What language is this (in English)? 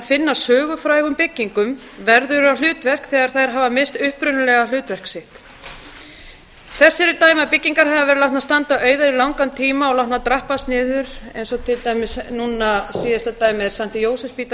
Icelandic